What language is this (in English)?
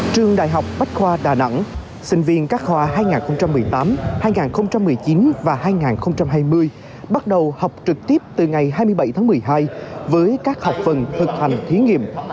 Vietnamese